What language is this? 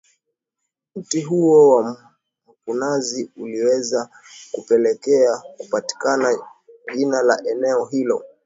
Swahili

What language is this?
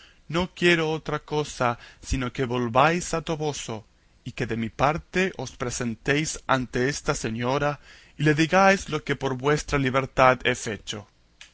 Spanish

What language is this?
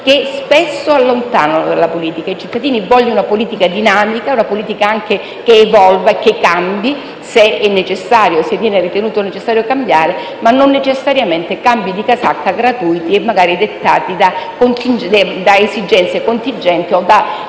Italian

